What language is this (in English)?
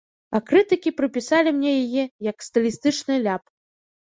Belarusian